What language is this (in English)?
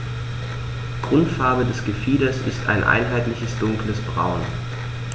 German